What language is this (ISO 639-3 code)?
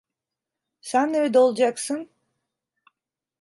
tur